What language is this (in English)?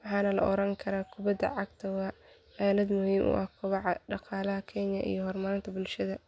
Somali